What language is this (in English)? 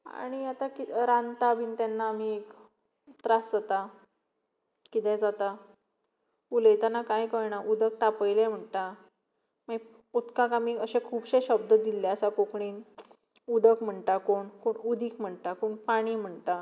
Konkani